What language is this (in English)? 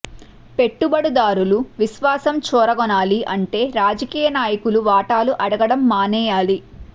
Telugu